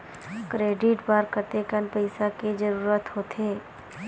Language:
Chhattisgarhi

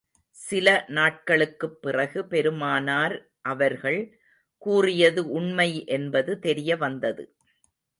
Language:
Tamil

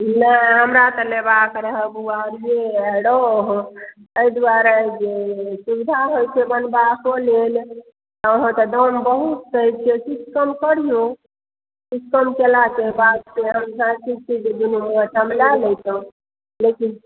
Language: Maithili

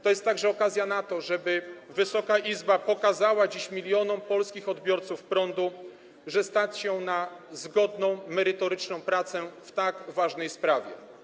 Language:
Polish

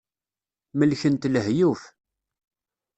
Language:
Kabyle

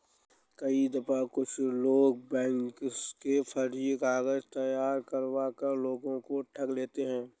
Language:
Hindi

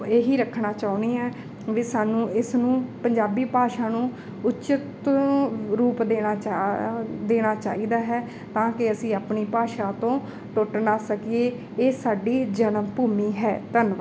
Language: Punjabi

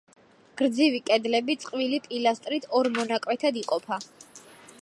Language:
Georgian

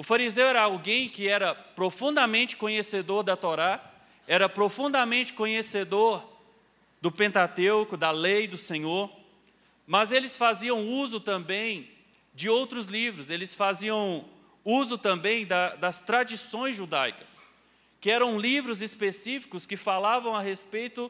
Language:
Portuguese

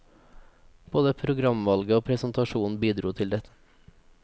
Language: Norwegian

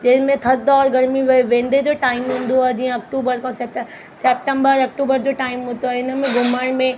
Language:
Sindhi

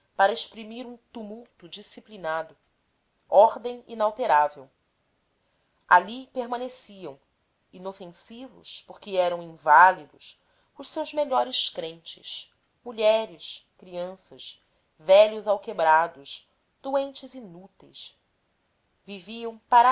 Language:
Portuguese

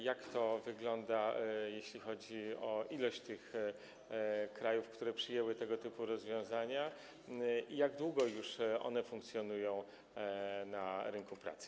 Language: Polish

